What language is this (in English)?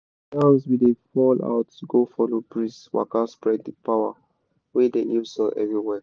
Nigerian Pidgin